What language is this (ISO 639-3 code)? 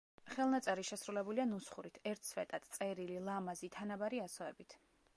kat